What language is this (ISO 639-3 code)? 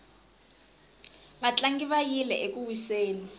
tso